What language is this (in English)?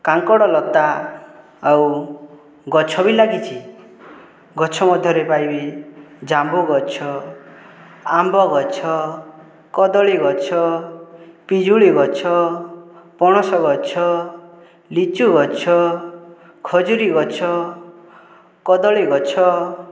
Odia